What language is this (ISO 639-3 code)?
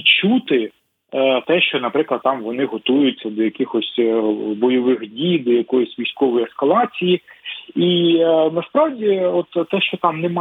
ukr